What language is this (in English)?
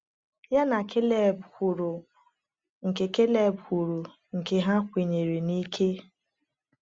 Igbo